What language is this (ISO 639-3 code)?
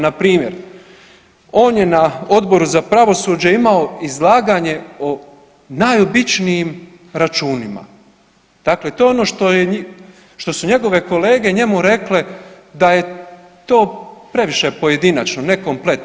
hrv